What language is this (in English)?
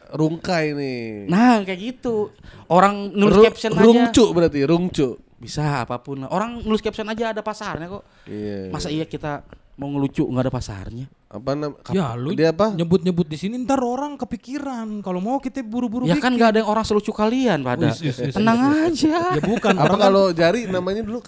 Indonesian